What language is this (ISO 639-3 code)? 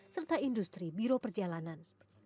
ind